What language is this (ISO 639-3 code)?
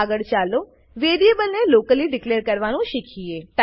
guj